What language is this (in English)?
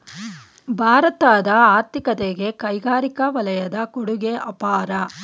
Kannada